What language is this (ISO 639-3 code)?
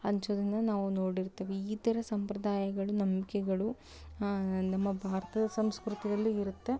kan